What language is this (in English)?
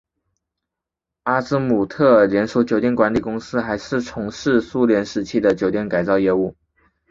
Chinese